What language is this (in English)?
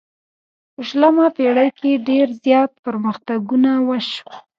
Pashto